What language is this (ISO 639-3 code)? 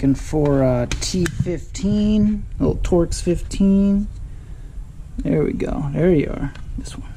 eng